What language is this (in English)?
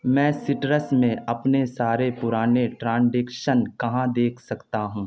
Urdu